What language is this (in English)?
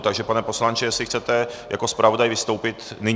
Czech